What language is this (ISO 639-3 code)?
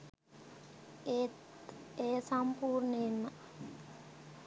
sin